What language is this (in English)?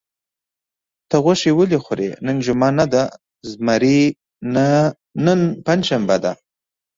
Pashto